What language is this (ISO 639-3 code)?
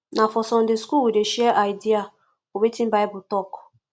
pcm